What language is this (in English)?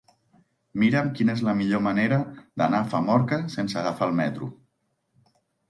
Catalan